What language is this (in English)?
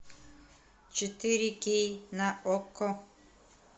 Russian